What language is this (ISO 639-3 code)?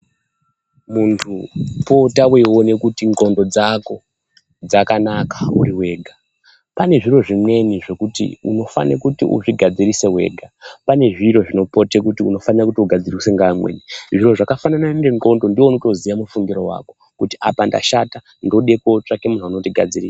ndc